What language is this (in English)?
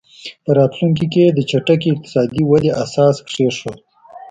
Pashto